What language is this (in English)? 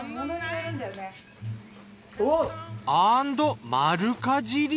Japanese